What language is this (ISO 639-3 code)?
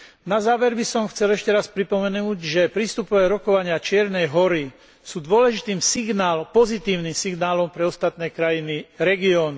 slk